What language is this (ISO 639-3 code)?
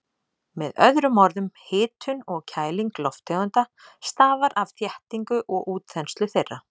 isl